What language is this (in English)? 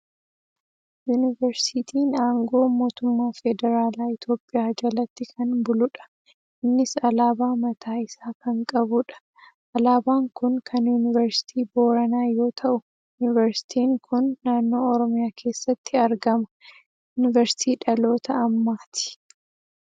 Oromo